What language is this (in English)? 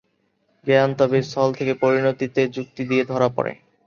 Bangla